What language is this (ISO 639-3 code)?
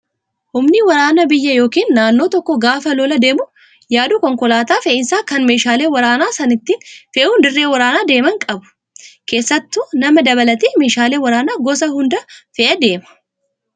orm